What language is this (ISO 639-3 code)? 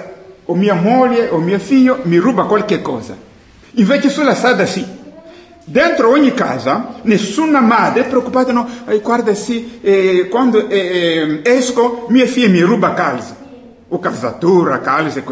ita